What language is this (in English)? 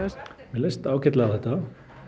Icelandic